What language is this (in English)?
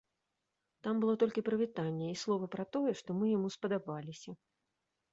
Belarusian